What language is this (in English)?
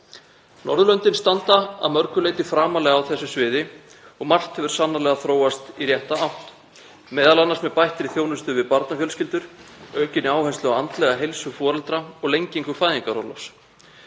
Icelandic